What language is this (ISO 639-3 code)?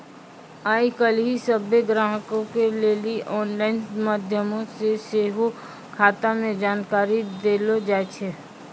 mai